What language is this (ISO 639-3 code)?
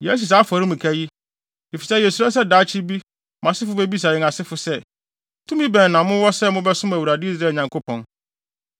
aka